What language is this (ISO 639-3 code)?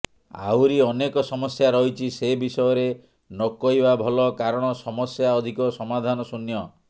ori